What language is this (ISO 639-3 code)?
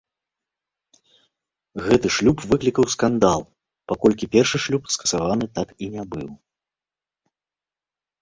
bel